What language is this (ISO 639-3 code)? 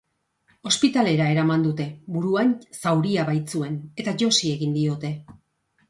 eus